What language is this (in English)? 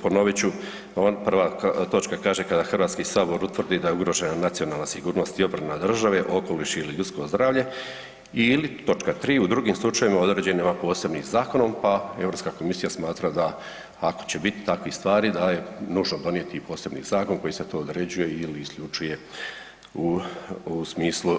Croatian